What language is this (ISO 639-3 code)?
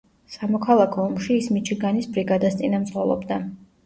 kat